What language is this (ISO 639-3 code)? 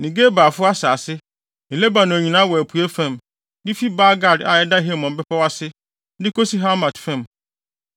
aka